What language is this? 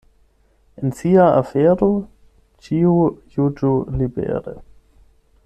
Esperanto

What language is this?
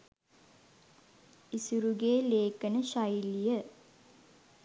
Sinhala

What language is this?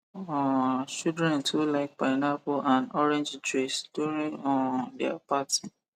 Nigerian Pidgin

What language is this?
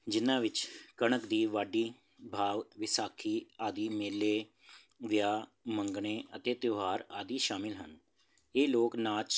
Punjabi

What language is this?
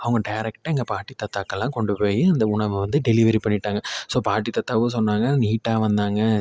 Tamil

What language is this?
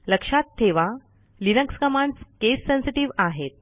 Marathi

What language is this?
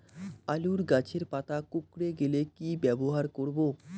Bangla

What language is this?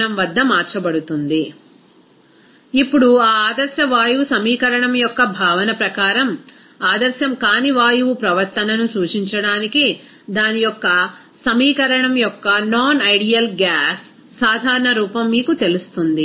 Telugu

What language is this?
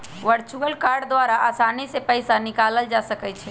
Magahi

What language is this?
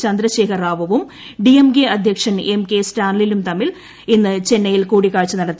Malayalam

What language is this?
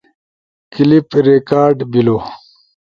Ushojo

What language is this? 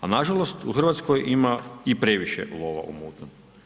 Croatian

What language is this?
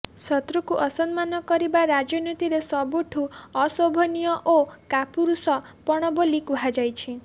Odia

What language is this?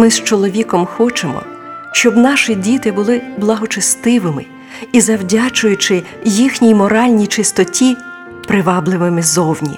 Ukrainian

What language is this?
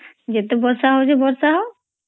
Odia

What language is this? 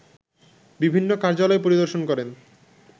Bangla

